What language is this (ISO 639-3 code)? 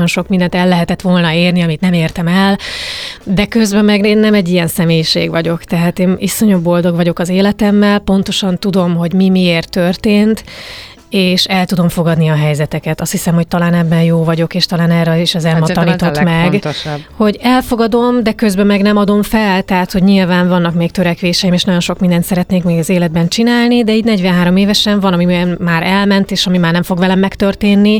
hun